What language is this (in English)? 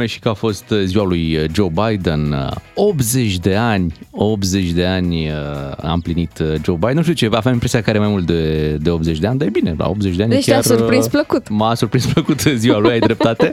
Romanian